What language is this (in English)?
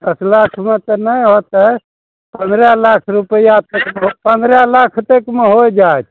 Maithili